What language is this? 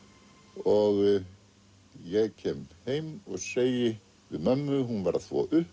Icelandic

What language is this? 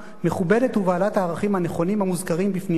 Hebrew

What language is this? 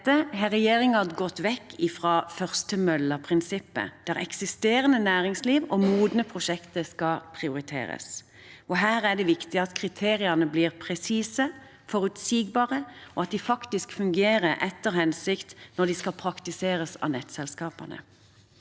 Norwegian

